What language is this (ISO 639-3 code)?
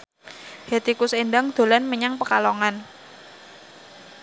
jav